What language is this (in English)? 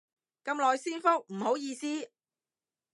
Cantonese